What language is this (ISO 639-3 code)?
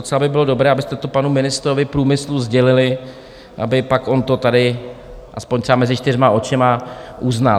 ces